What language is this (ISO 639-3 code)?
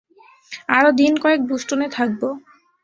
ben